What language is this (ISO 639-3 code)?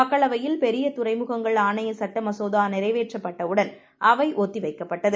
tam